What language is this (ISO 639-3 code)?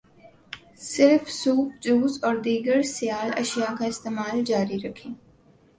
urd